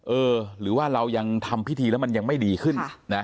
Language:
Thai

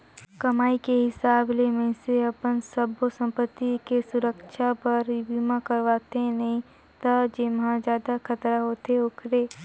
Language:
Chhattisgarhi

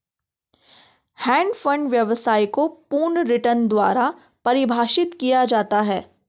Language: Hindi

